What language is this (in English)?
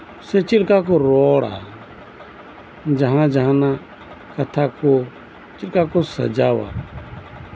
Santali